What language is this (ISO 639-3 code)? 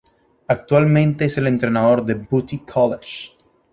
spa